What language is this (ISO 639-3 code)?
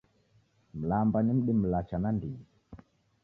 dav